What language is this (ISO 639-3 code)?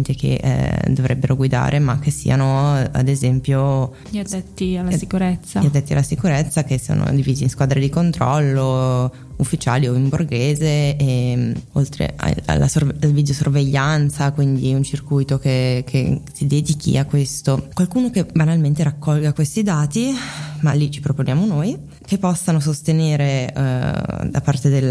ita